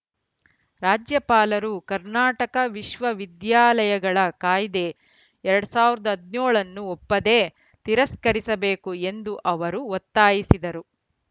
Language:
Kannada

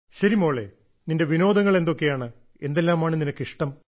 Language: Malayalam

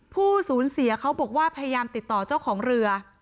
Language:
Thai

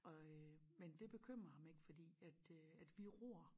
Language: Danish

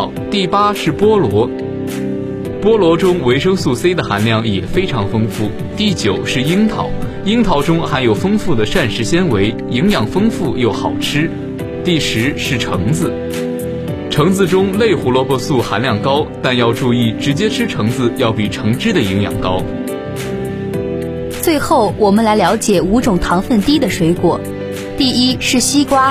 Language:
Chinese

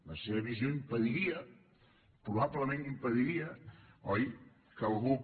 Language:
Catalan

